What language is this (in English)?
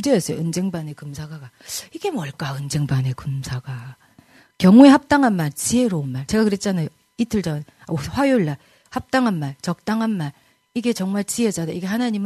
Korean